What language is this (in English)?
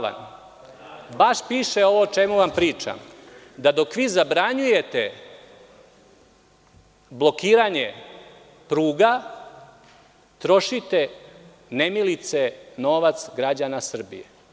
Serbian